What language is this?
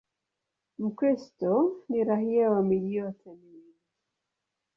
Swahili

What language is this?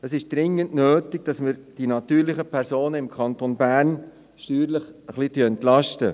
Swiss German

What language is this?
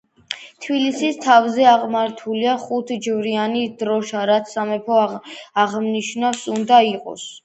Georgian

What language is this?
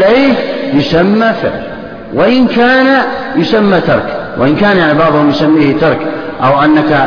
Arabic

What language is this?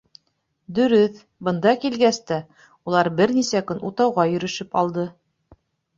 Bashkir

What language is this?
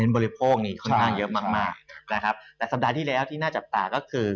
Thai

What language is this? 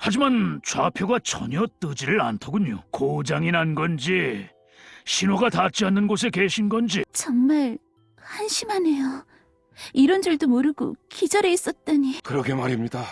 Korean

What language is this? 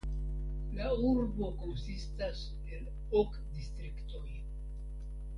Esperanto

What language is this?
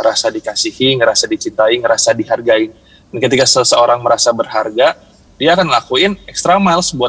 Indonesian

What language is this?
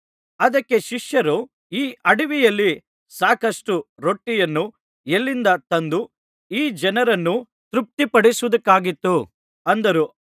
Kannada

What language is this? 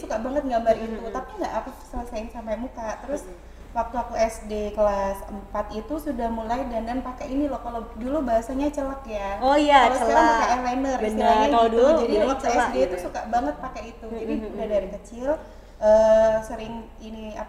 Indonesian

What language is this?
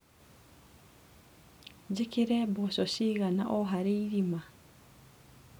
Kikuyu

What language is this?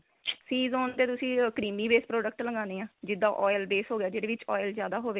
Punjabi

